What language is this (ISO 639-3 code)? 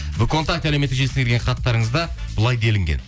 kaz